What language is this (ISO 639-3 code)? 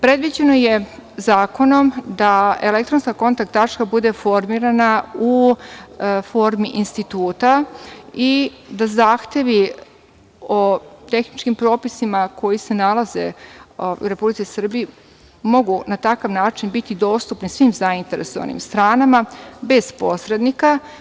srp